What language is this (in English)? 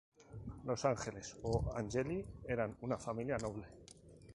Spanish